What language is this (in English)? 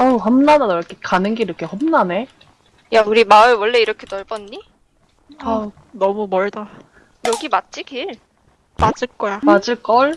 Korean